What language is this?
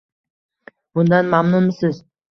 Uzbek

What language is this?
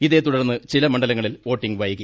Malayalam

